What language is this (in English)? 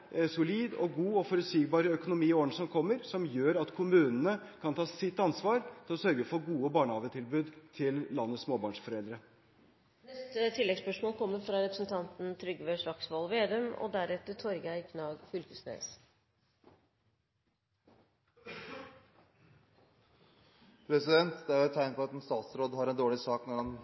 Norwegian